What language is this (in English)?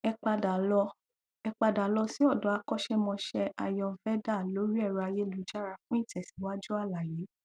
Yoruba